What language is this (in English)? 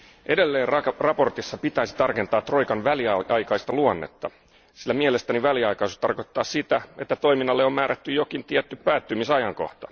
Finnish